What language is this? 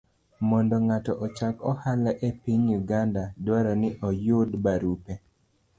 Luo (Kenya and Tanzania)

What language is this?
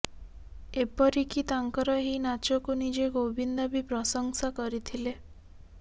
Odia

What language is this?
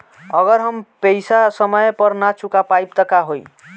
Bhojpuri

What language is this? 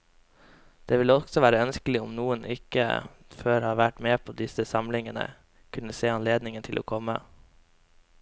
Norwegian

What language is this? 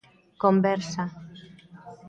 Galician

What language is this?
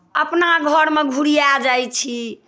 Maithili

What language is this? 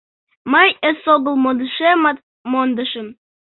Mari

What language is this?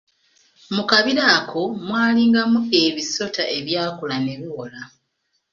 Ganda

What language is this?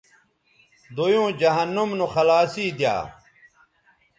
Bateri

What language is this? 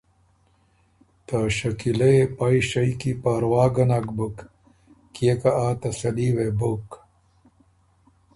Ormuri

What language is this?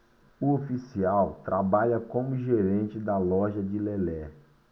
Portuguese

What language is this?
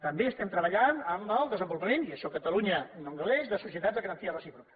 Catalan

